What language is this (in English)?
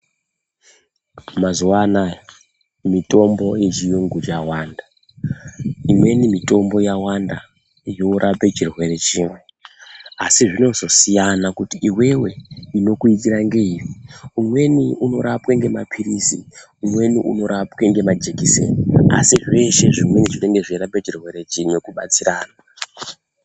Ndau